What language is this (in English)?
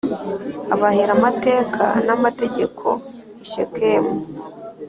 Kinyarwanda